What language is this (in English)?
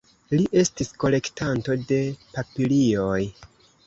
Esperanto